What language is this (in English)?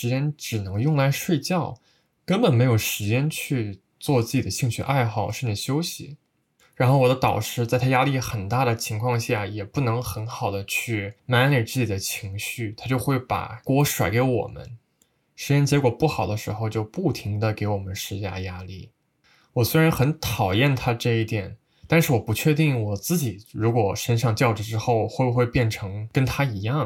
Chinese